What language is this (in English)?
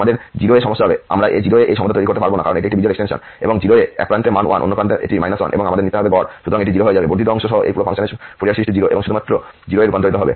Bangla